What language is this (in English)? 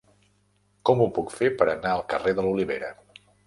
Catalan